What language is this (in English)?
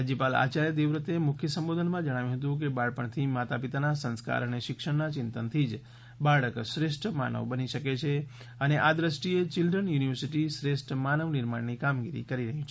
Gujarati